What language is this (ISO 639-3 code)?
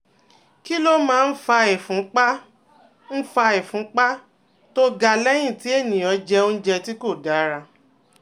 yor